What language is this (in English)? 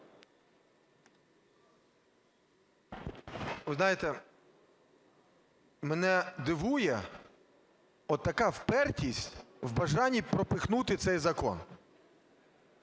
Ukrainian